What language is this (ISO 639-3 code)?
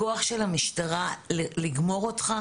heb